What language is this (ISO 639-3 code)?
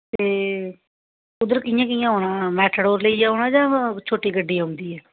doi